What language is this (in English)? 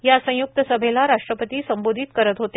Marathi